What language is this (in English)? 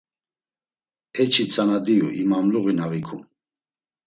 Laz